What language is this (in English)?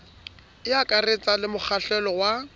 Southern Sotho